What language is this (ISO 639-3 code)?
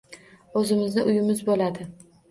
uzb